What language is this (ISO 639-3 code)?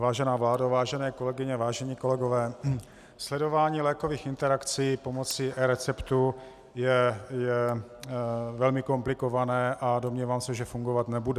ces